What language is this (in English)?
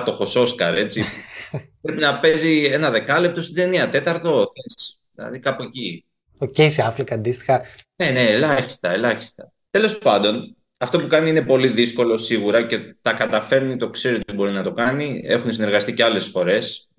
Greek